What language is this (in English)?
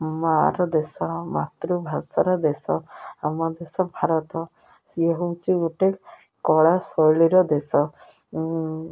Odia